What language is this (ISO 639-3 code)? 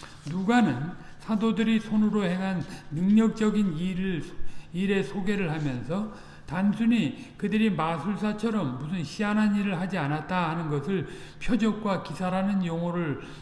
kor